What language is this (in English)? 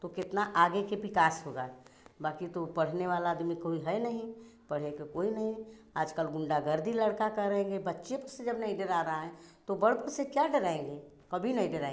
Hindi